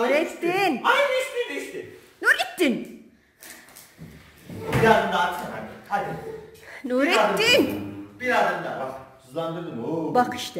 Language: Turkish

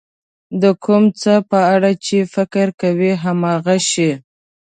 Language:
Pashto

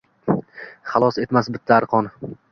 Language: Uzbek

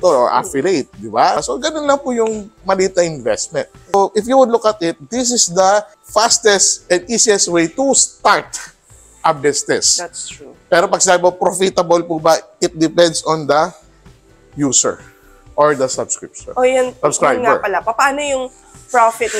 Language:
Filipino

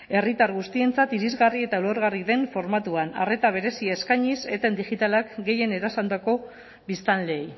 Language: Basque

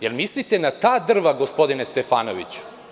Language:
Serbian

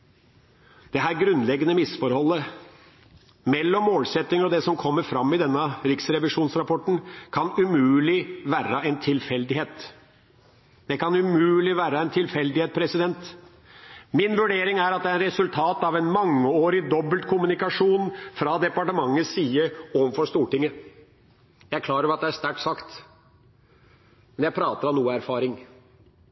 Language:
Norwegian Bokmål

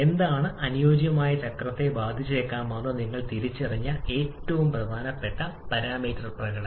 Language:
Malayalam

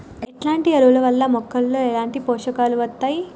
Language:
Telugu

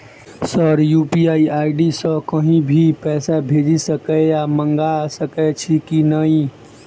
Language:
Maithili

